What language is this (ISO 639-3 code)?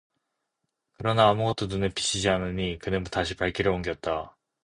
kor